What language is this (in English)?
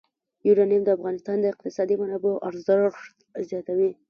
Pashto